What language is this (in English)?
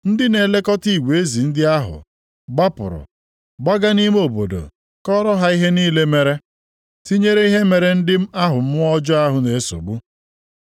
Igbo